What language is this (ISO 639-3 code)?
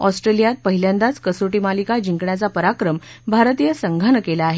mar